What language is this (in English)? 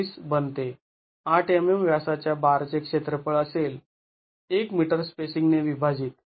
Marathi